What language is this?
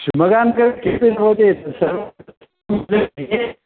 Sanskrit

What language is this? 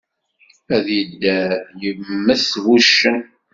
Kabyle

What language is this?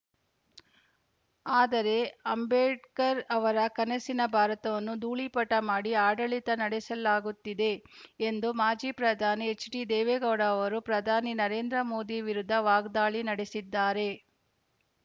Kannada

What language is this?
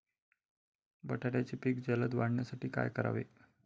Marathi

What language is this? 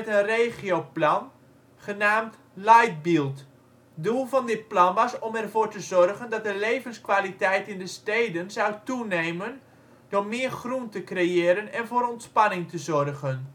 Dutch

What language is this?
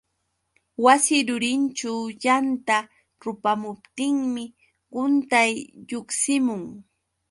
Yauyos Quechua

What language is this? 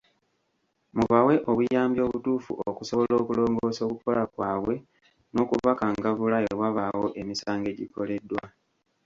Ganda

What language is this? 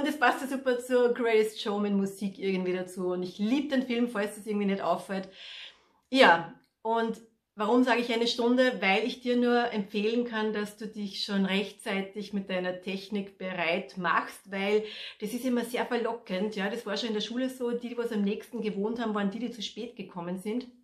German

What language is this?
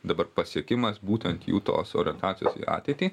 Lithuanian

